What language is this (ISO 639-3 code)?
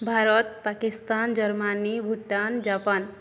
ori